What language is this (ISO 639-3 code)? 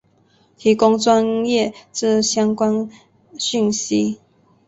zho